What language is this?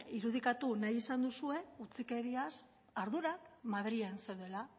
Basque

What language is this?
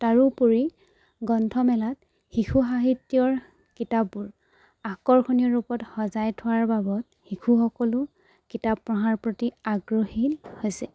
Assamese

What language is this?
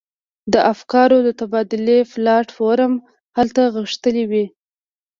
Pashto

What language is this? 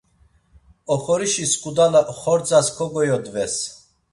Laz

